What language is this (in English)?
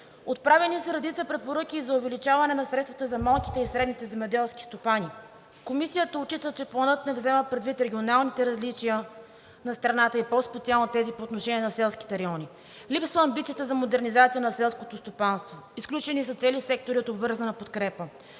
Bulgarian